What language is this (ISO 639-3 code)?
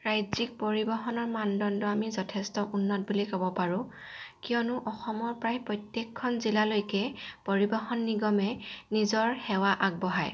asm